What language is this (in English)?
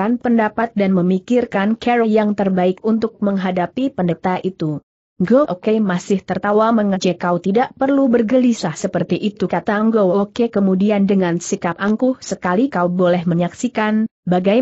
Indonesian